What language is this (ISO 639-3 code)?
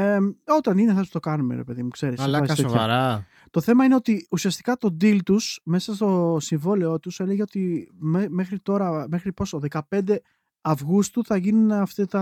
ell